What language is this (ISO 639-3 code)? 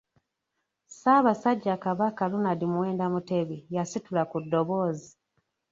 lug